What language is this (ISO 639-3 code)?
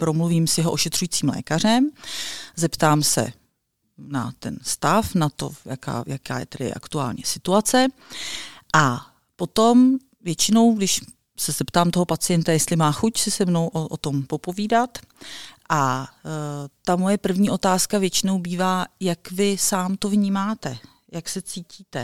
ces